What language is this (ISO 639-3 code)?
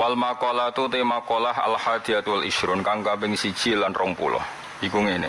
ind